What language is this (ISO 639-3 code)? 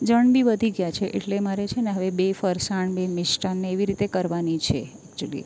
guj